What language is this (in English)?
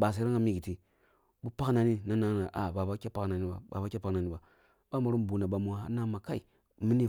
Kulung (Nigeria)